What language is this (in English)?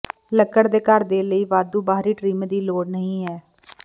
Punjabi